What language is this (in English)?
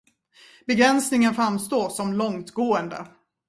Swedish